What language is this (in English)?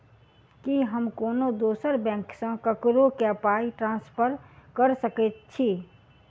Maithili